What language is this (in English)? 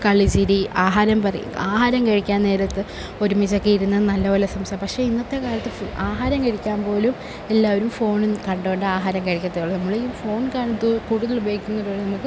Malayalam